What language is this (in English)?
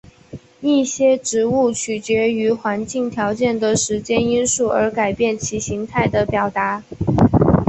Chinese